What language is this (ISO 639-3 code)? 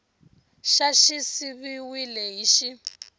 tso